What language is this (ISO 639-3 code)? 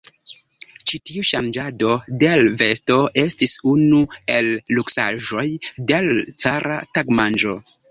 epo